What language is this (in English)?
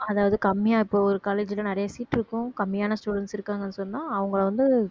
Tamil